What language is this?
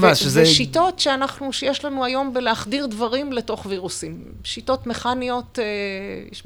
Hebrew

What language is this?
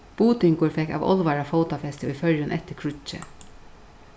Faroese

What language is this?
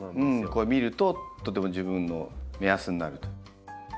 Japanese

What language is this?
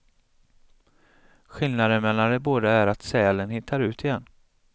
Swedish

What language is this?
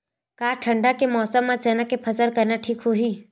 Chhattisgarhi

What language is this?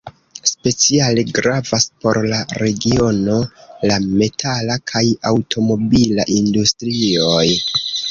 Esperanto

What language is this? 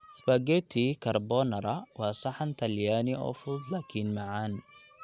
Somali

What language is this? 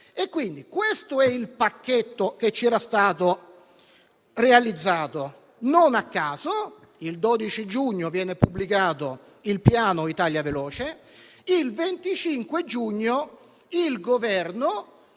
Italian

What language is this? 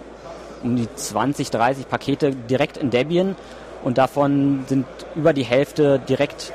German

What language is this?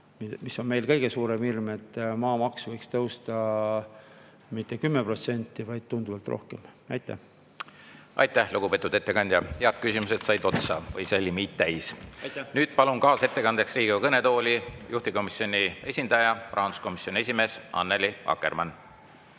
Estonian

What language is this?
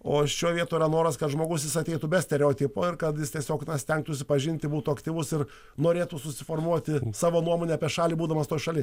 Lithuanian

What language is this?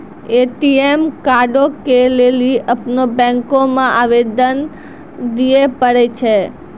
Maithili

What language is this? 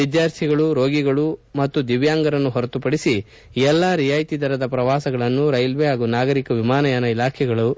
Kannada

